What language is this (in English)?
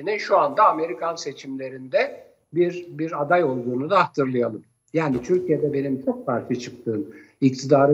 Turkish